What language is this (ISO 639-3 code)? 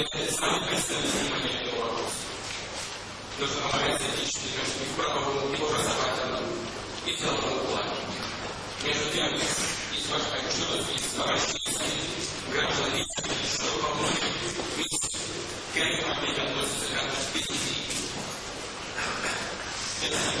rus